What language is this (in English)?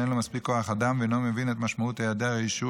Hebrew